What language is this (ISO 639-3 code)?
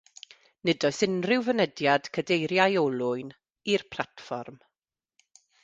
cym